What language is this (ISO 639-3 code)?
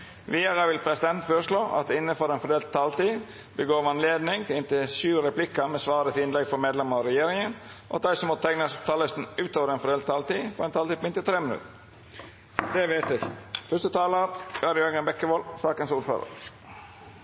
nno